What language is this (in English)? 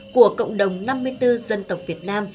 Vietnamese